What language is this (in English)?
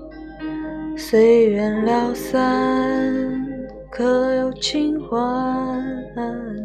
Chinese